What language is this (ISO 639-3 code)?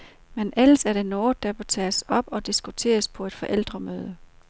dan